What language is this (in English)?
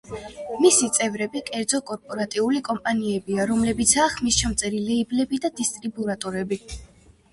Georgian